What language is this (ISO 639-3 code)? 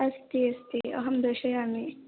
san